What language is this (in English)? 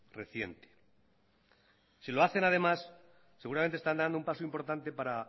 Spanish